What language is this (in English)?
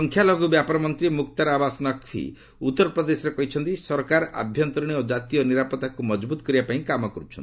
Odia